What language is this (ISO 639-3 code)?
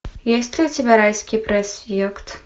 rus